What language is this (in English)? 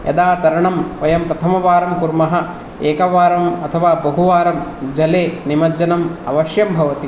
Sanskrit